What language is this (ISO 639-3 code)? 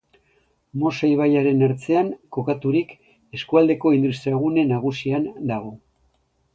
eus